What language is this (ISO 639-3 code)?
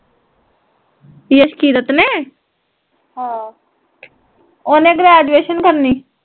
pan